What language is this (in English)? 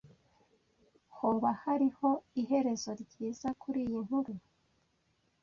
Kinyarwanda